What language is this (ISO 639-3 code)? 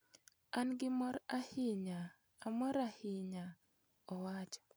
luo